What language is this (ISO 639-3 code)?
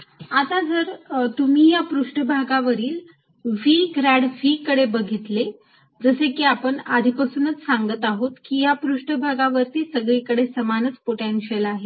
mar